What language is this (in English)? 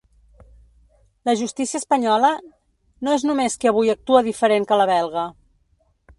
Catalan